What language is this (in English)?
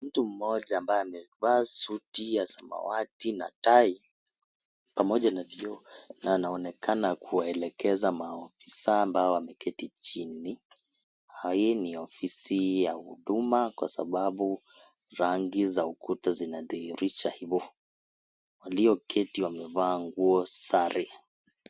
Swahili